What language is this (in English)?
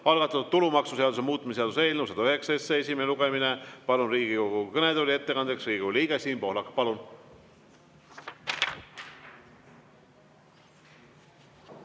Estonian